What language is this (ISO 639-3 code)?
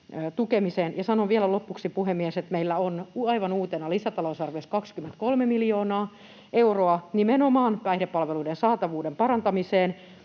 fin